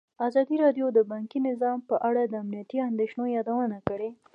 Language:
Pashto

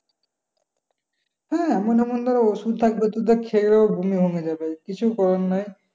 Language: Bangla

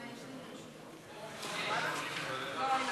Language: Hebrew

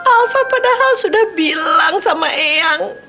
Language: Indonesian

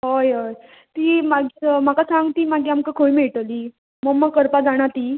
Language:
Konkani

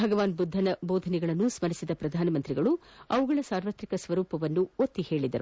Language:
Kannada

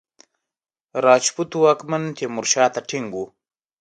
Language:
Pashto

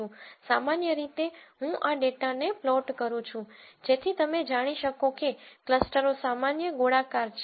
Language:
Gujarati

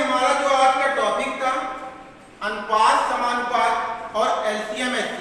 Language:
Hindi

